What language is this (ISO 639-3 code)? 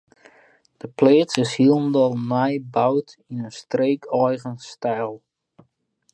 fry